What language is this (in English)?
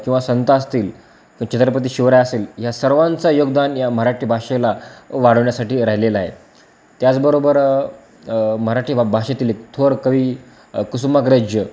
Marathi